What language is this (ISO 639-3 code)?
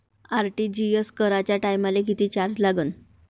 mar